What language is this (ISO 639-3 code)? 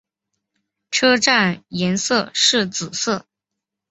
zho